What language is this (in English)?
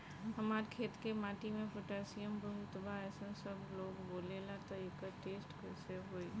Bhojpuri